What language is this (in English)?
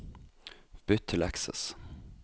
Norwegian